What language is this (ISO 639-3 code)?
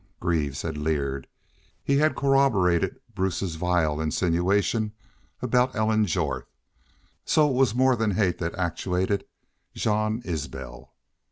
eng